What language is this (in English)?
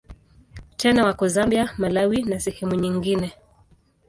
Swahili